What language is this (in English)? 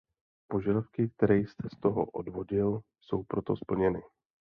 Czech